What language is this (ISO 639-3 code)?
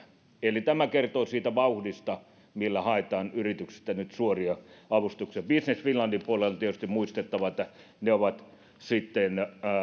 fin